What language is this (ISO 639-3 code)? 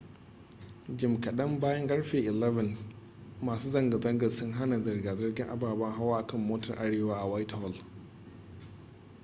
hau